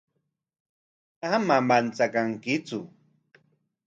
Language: Corongo Ancash Quechua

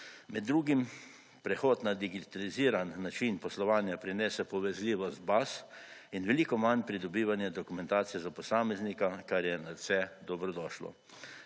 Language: Slovenian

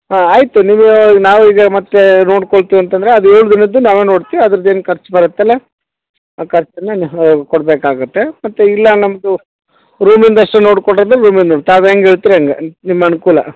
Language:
Kannada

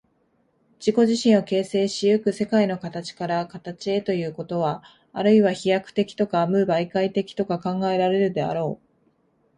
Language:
Japanese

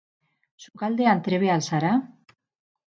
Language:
Basque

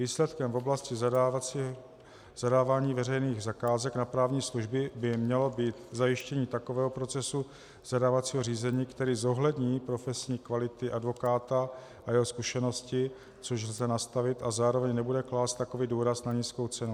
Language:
Czech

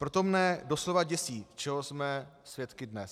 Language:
Czech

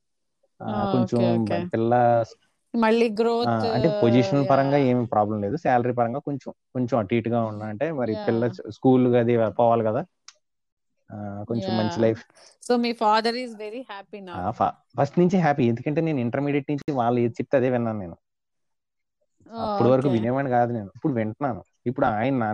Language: Telugu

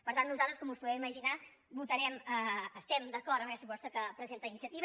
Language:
Catalan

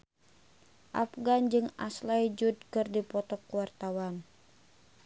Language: Sundanese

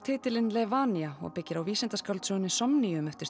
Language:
Icelandic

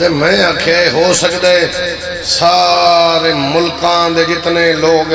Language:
Arabic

